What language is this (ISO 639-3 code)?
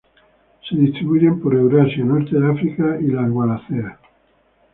spa